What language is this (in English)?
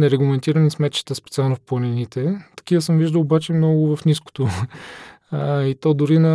Bulgarian